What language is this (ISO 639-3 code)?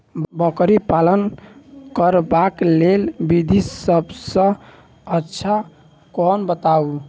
mai